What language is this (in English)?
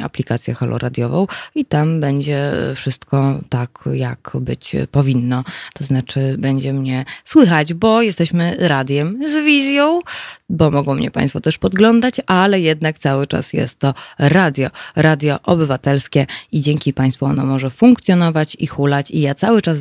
Polish